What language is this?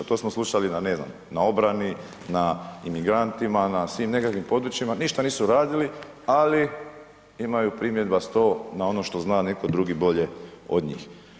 Croatian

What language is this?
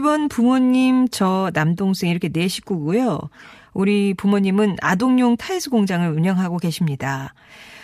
Korean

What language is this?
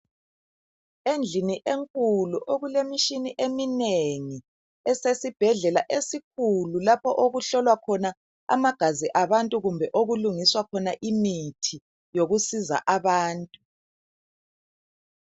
North Ndebele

